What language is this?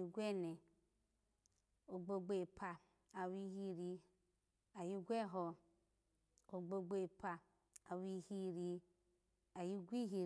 Alago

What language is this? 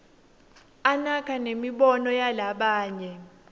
Swati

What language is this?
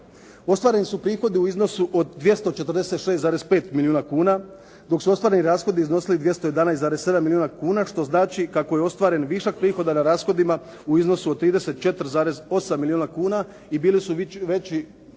Croatian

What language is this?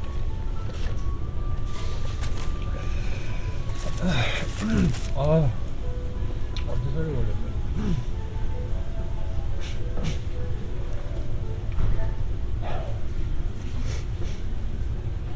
Korean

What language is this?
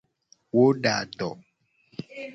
Gen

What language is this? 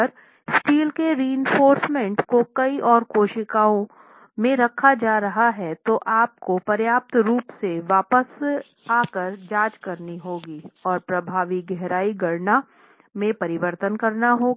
Hindi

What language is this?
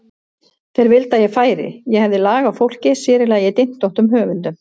Icelandic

